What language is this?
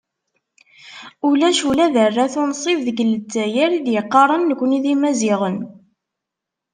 Kabyle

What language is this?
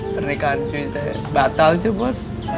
Indonesian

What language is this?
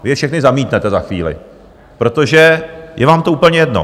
Czech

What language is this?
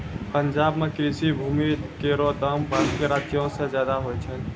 Maithili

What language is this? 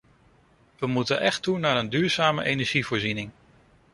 Dutch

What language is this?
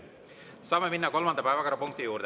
Estonian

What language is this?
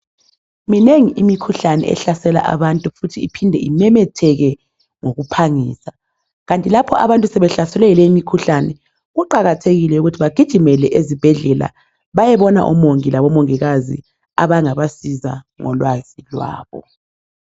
North Ndebele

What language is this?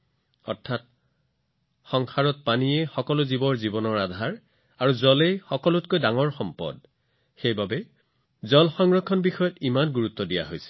Assamese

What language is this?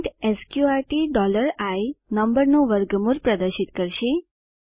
Gujarati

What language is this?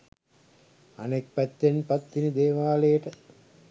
Sinhala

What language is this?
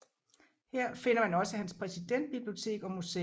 Danish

